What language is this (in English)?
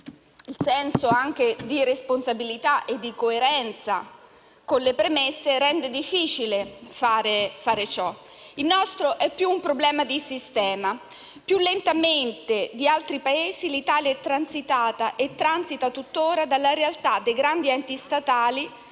Italian